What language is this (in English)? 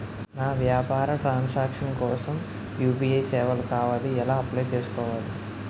Telugu